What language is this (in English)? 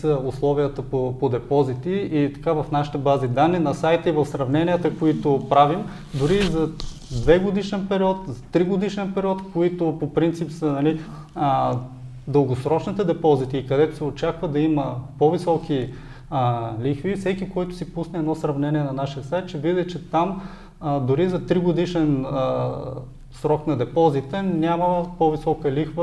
Bulgarian